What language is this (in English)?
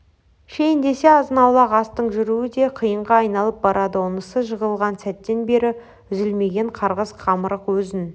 Kazakh